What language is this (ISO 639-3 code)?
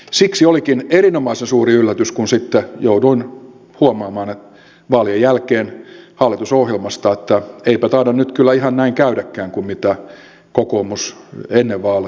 fin